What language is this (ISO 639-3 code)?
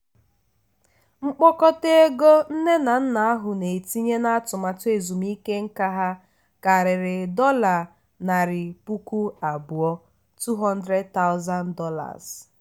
ibo